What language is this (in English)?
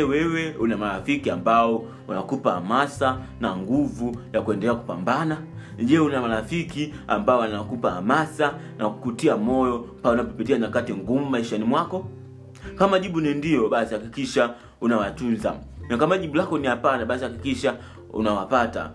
Swahili